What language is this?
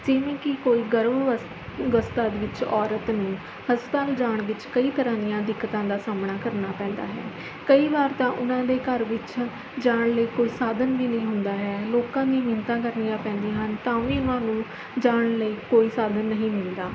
Punjabi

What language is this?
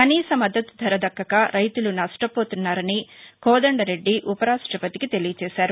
Telugu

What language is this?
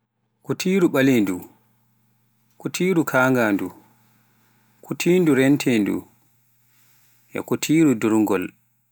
Pular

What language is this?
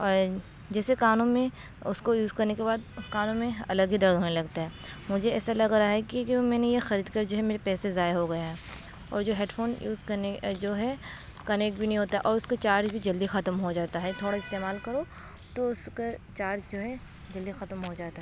Urdu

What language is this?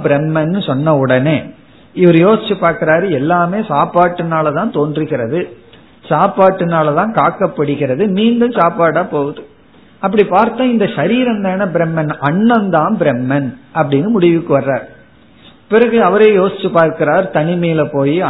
Tamil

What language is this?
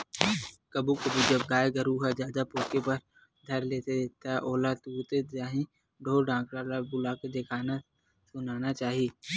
Chhattisgarhi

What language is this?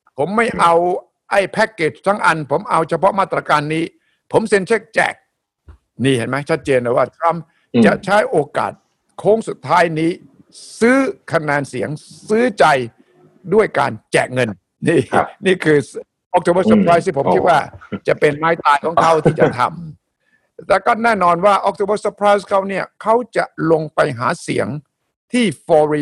Thai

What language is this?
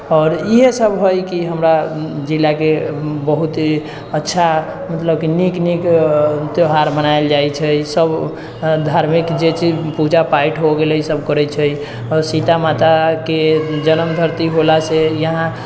Maithili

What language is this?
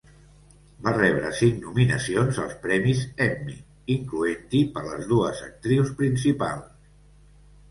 Catalan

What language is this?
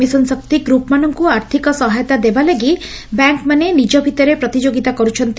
Odia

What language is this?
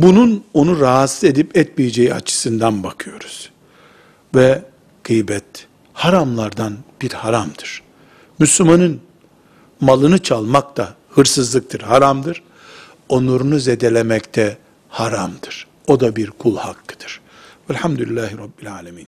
Turkish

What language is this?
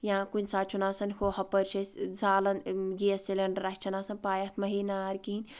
Kashmiri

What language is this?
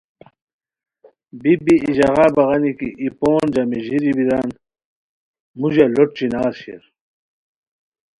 Khowar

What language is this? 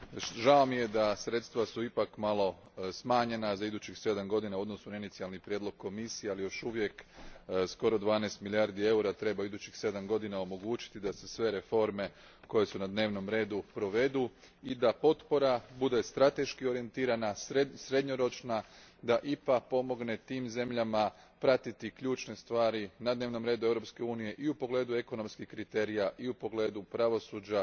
Croatian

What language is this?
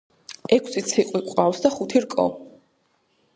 Georgian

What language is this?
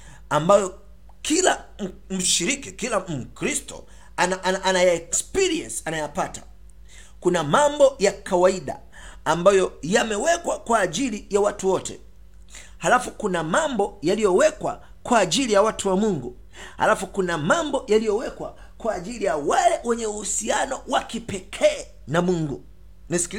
Swahili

